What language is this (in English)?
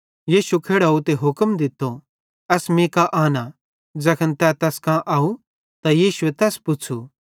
Bhadrawahi